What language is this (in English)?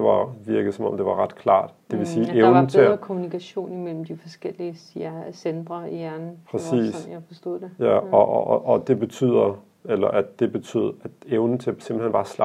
Danish